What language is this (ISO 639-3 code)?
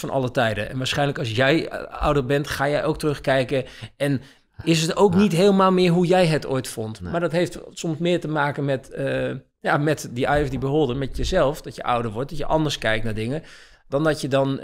nld